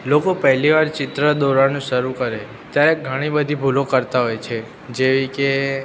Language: Gujarati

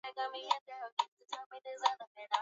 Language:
Swahili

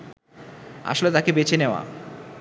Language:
Bangla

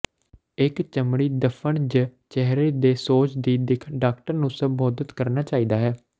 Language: Punjabi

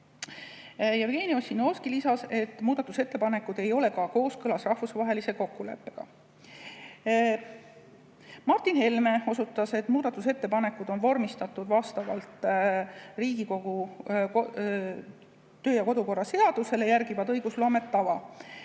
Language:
Estonian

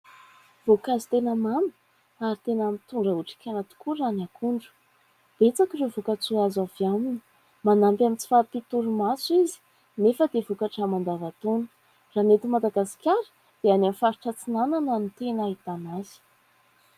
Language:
Malagasy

